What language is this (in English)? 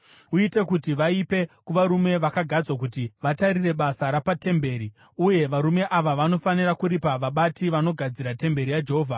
Shona